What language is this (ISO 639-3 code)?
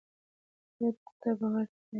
pus